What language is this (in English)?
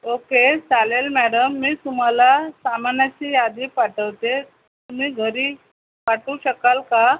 Marathi